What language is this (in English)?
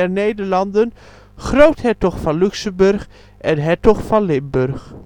Dutch